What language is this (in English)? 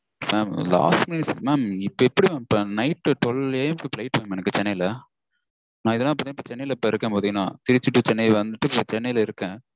Tamil